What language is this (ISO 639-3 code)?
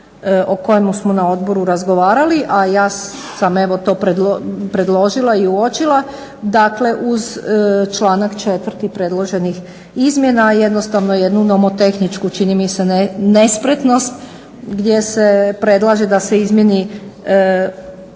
hrv